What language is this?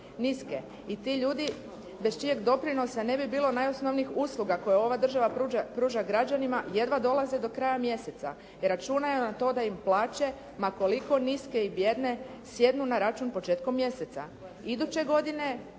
Croatian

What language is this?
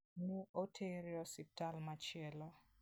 Luo (Kenya and Tanzania)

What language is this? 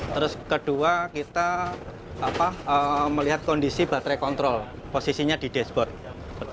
Indonesian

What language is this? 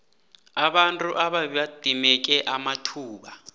South Ndebele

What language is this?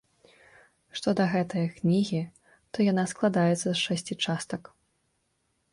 Belarusian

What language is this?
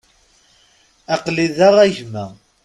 Kabyle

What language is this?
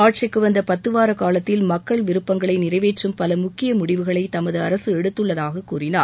Tamil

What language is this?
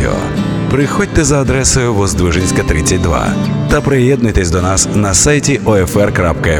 Russian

